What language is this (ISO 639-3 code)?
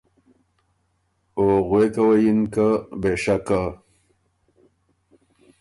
oru